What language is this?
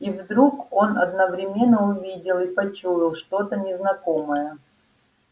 Russian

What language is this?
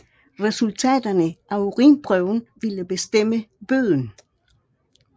Danish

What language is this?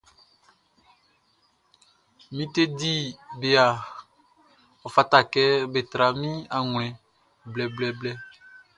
Baoulé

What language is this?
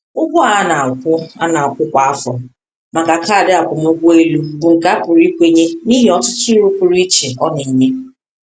Igbo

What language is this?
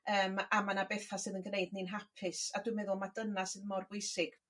Welsh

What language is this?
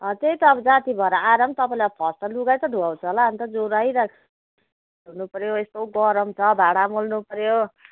Nepali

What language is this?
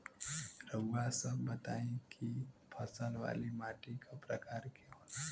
Bhojpuri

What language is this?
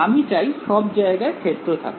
Bangla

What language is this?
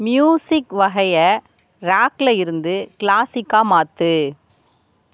Tamil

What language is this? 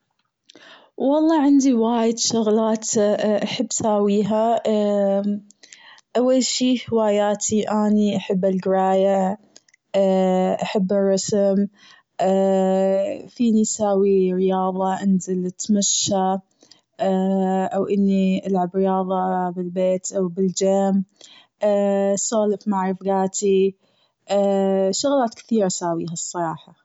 Gulf Arabic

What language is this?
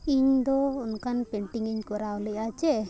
Santali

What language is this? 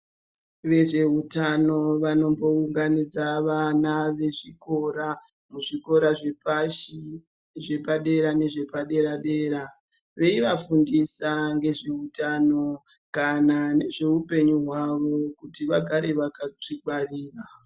Ndau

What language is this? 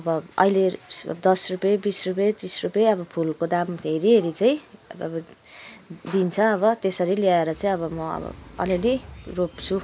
Nepali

